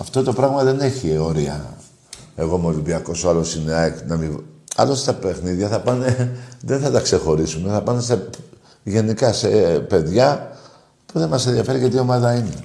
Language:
Greek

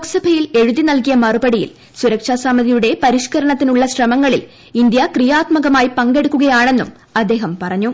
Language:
Malayalam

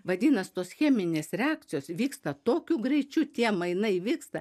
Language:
Lithuanian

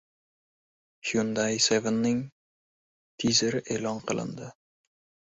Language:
Uzbek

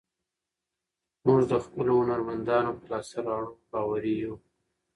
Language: Pashto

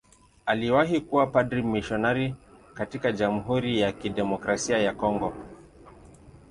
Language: Swahili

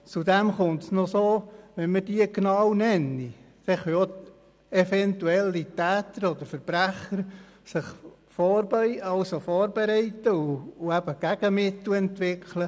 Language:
Swiss German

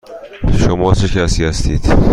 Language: Persian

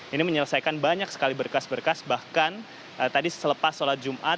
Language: Indonesian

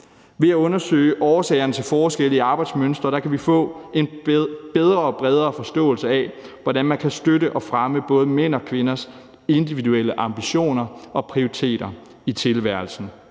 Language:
Danish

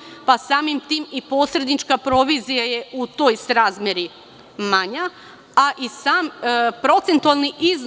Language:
Serbian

